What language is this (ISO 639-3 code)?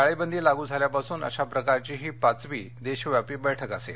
mar